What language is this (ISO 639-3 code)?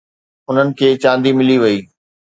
snd